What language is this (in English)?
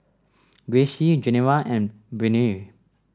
English